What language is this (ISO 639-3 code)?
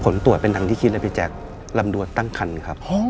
tha